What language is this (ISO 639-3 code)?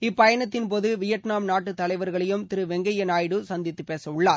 tam